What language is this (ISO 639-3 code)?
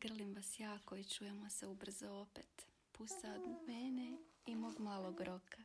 hrv